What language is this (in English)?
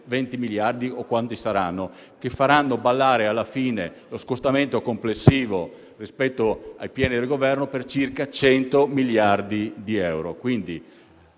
Italian